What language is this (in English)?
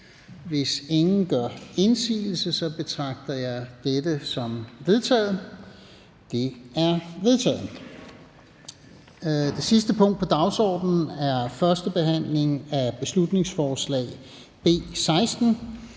Danish